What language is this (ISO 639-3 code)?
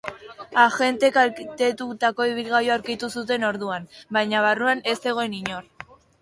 eus